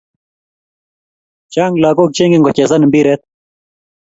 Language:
Kalenjin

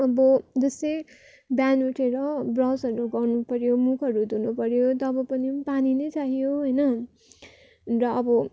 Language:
Nepali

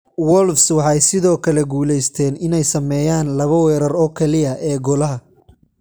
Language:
Somali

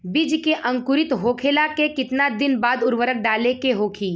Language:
Bhojpuri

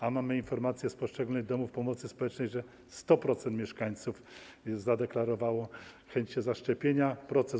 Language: Polish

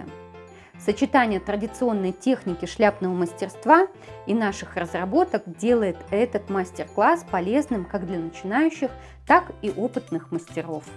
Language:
Russian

